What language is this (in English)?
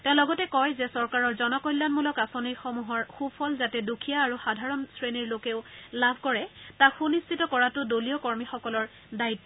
Assamese